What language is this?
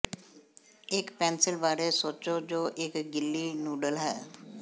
Punjabi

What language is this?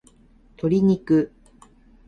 Japanese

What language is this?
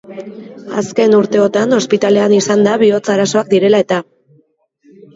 Basque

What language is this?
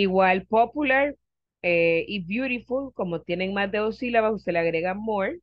Spanish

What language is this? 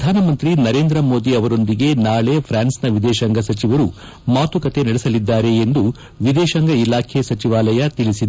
Kannada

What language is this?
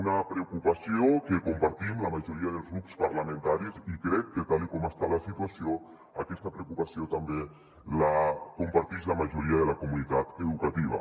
Catalan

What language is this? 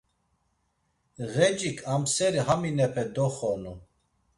Laz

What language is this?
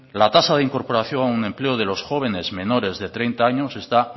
Spanish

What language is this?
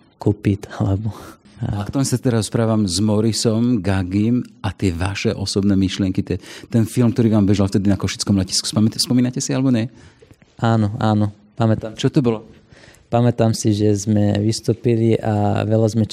Slovak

